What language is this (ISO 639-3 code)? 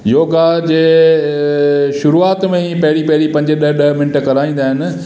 snd